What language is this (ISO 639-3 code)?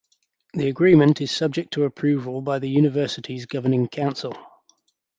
eng